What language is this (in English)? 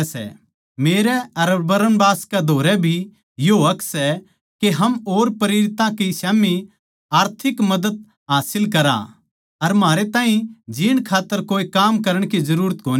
Haryanvi